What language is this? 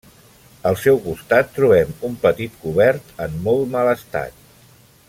Catalan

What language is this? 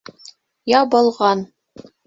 Bashkir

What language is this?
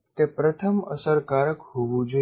Gujarati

